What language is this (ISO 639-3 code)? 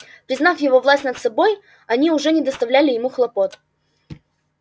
rus